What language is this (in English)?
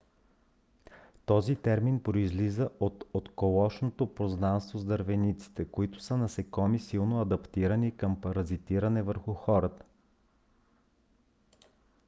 Bulgarian